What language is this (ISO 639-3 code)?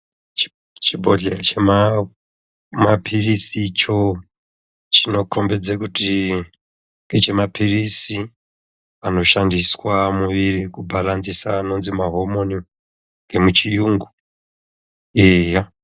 ndc